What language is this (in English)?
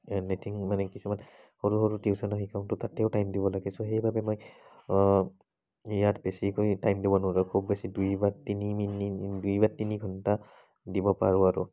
Assamese